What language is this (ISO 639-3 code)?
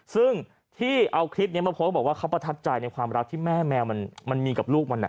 tha